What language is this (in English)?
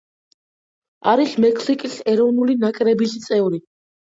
Georgian